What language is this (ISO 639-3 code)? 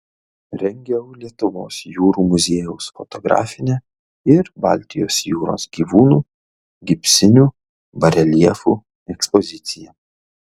lit